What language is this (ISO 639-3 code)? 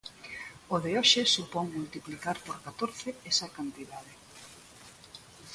glg